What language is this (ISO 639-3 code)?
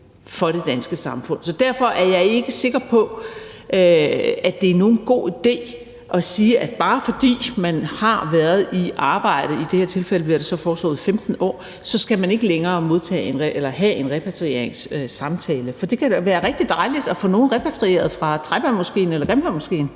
dan